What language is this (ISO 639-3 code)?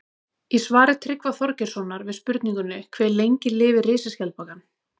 isl